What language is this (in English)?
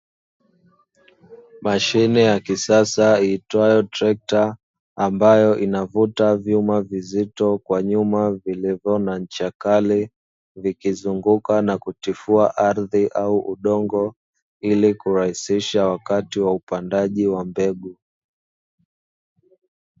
Swahili